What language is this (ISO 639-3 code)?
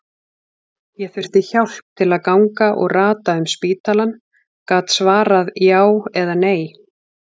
isl